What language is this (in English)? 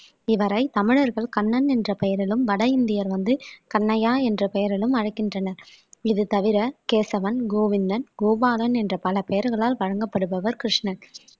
Tamil